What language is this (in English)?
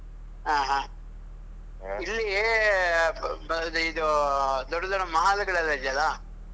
Kannada